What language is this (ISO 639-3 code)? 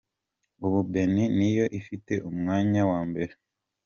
kin